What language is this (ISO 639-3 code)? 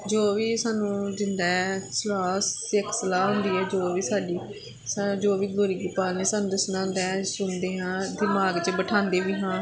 pan